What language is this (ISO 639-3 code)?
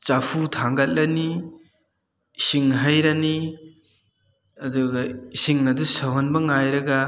mni